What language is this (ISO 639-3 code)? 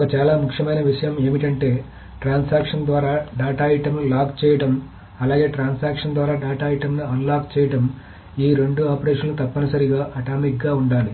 tel